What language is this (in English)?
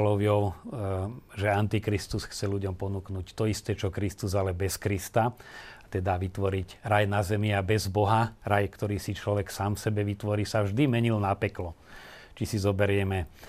Slovak